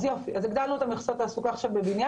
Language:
Hebrew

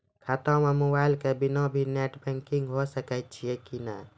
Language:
Maithili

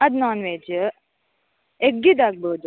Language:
Kannada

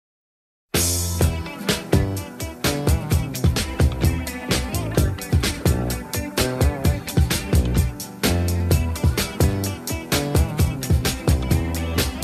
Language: Russian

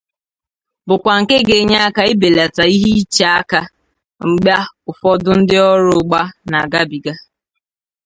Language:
Igbo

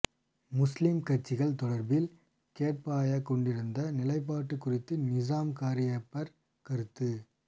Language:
Tamil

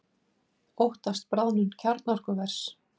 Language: Icelandic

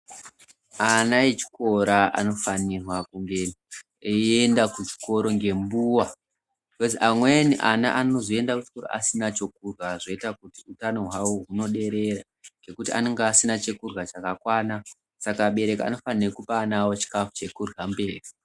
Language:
Ndau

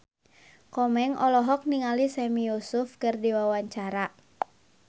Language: Sundanese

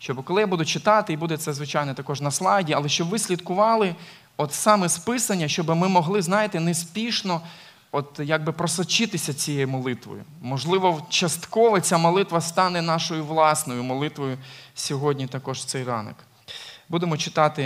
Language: Ukrainian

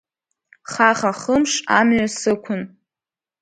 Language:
Abkhazian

